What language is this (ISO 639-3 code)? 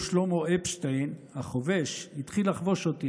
heb